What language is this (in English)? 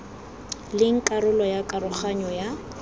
Tswana